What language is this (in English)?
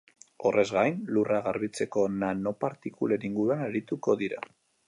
Basque